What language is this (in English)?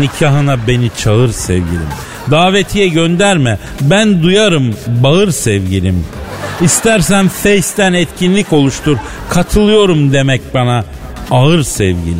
Turkish